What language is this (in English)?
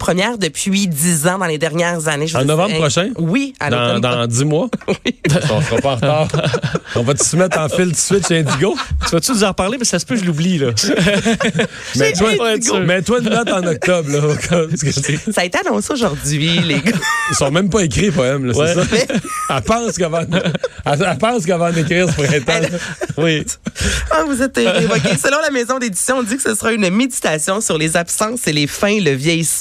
French